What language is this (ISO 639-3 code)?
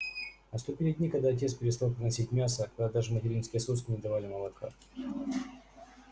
rus